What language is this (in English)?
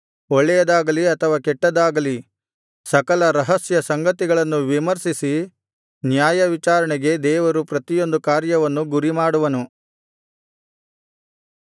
Kannada